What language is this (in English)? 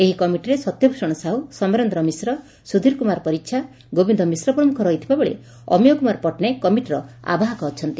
Odia